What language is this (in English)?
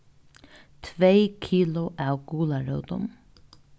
Faroese